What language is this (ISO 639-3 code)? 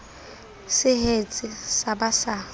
sot